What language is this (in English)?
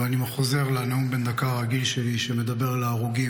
Hebrew